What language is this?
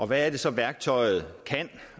Danish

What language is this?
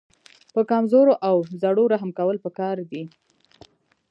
Pashto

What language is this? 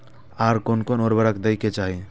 Maithili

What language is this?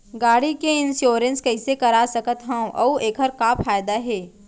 Chhattisgarhi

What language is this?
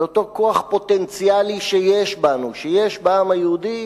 Hebrew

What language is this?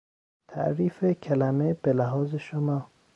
Persian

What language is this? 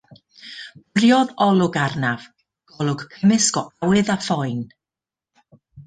Welsh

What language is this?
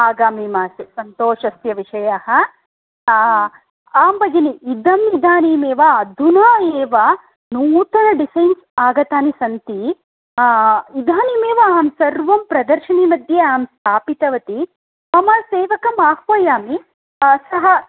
Sanskrit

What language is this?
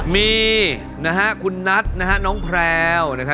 Thai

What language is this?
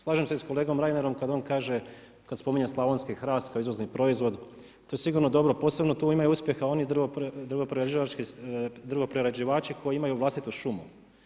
Croatian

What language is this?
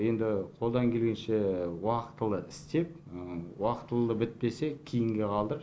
Kazakh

